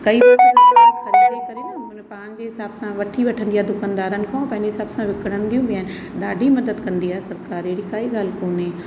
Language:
Sindhi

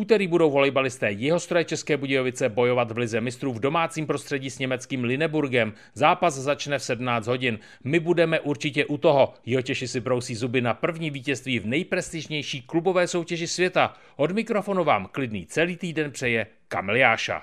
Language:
Czech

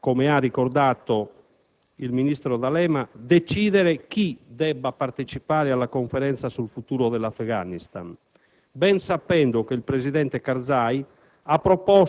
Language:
Italian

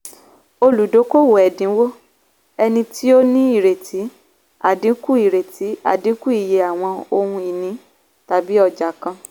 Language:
Yoruba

